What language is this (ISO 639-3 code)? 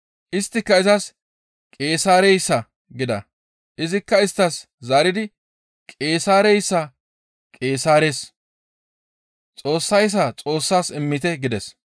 gmv